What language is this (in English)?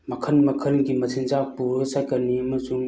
Manipuri